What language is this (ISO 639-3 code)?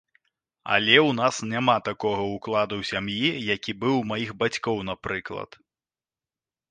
bel